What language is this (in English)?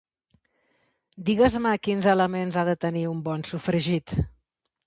Catalan